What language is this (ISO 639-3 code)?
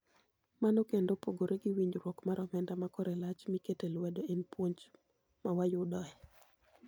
luo